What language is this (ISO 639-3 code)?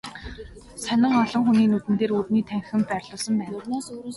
mon